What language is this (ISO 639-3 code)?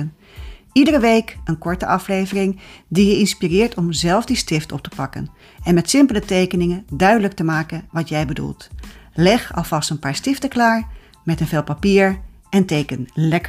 nld